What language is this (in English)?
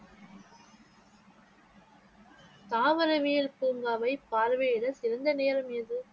Tamil